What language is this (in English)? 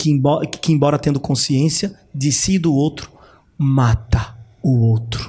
Portuguese